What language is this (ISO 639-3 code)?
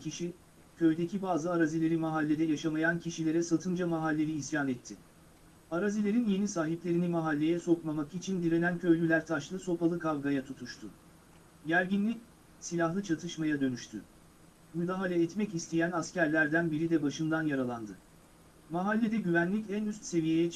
tur